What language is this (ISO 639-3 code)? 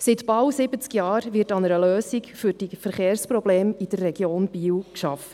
gsw